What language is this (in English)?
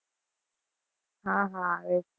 Gujarati